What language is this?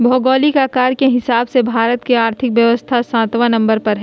Magahi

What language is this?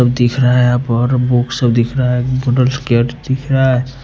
Hindi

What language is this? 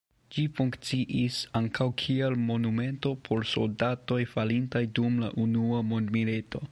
Esperanto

